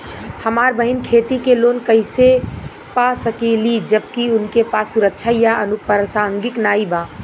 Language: Bhojpuri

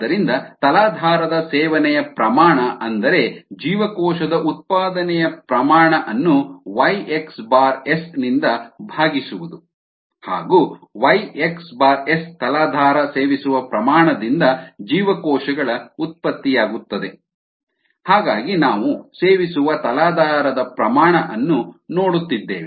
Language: Kannada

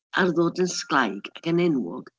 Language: Welsh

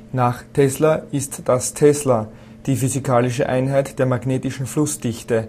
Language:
German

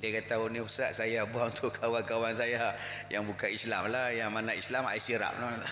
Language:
Malay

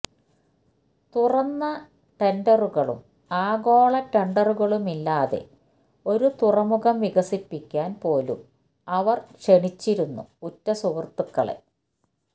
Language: Malayalam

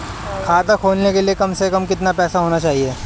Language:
Hindi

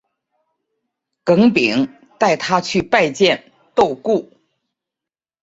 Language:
Chinese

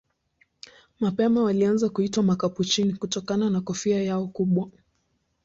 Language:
Swahili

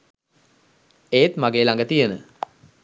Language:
Sinhala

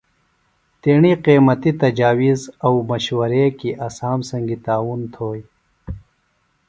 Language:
Phalura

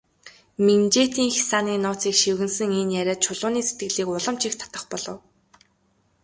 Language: Mongolian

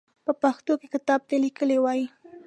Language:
Pashto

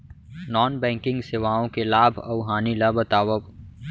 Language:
Chhattisgarhi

